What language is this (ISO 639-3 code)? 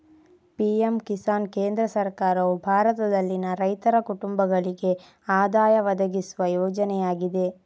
kan